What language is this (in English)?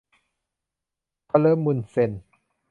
Thai